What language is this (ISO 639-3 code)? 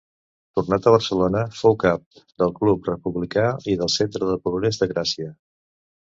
cat